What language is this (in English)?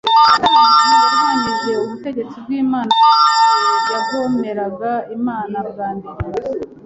Kinyarwanda